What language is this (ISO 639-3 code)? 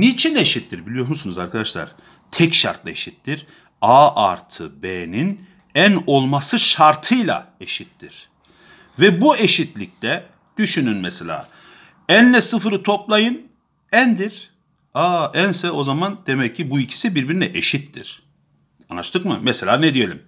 tur